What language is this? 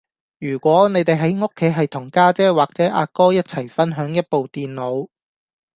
Cantonese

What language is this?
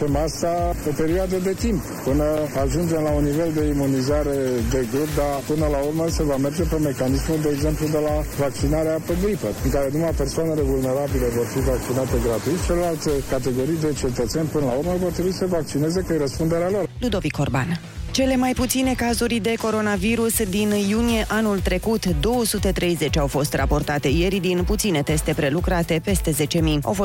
Romanian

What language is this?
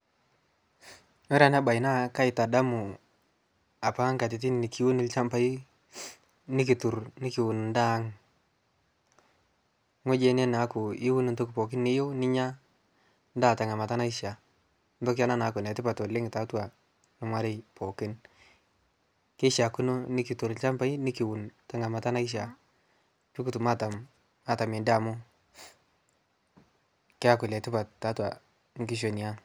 Masai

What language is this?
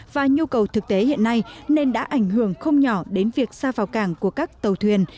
Vietnamese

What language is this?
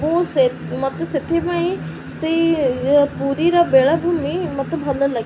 Odia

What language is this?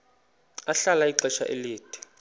Xhosa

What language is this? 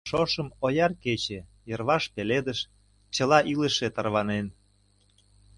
Mari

